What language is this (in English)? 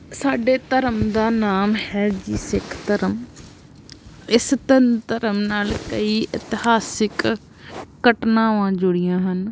Punjabi